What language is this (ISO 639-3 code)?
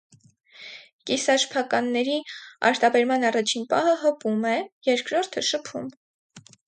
hye